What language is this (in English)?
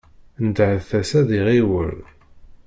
Kabyle